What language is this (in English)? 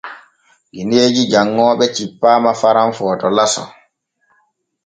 Borgu Fulfulde